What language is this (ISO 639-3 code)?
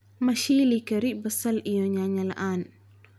som